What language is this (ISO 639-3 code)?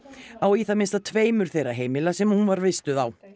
isl